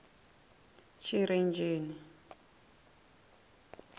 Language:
Venda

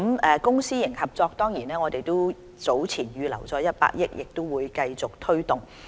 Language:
Cantonese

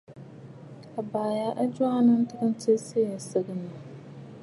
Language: Bafut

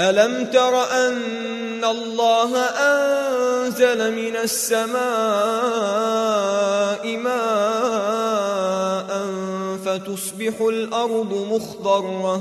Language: Arabic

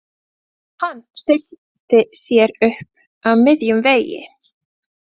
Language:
Icelandic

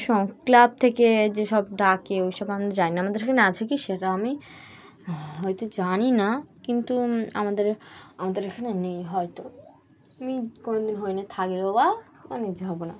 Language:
Bangla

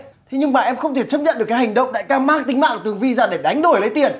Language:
Vietnamese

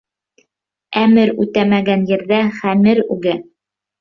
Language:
Bashkir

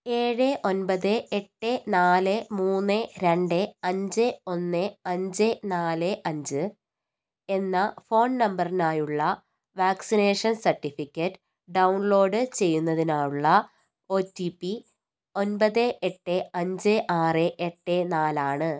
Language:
Malayalam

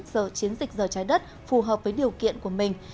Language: Vietnamese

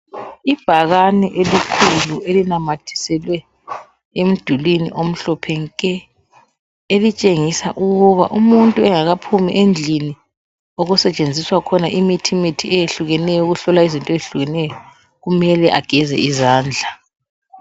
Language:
North Ndebele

